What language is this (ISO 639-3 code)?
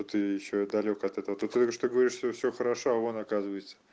rus